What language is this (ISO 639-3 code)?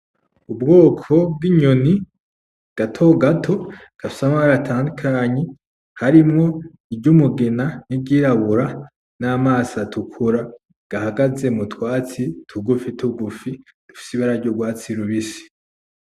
run